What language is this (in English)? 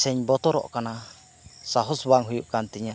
Santali